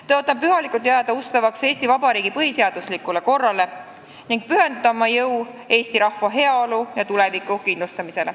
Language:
Estonian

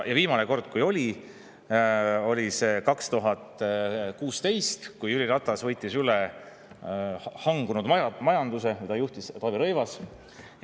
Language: Estonian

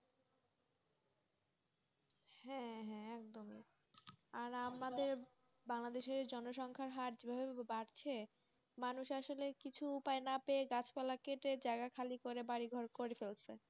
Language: Bangla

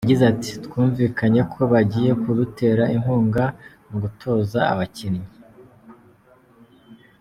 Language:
Kinyarwanda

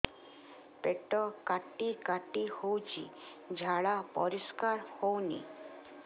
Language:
Odia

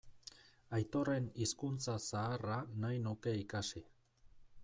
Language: Basque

